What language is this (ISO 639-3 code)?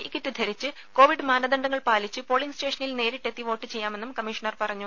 mal